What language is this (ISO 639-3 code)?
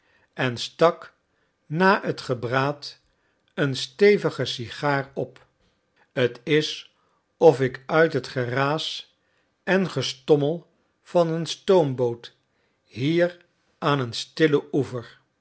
nld